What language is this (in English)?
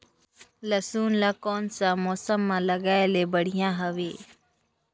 Chhattisgarhi